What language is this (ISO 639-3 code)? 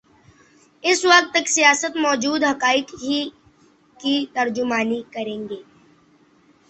urd